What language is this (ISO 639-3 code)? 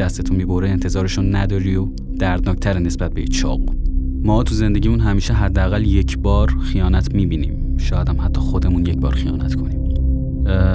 fas